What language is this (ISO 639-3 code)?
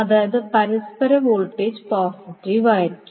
mal